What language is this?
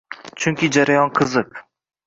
Uzbek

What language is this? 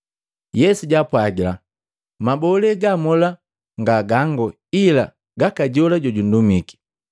Matengo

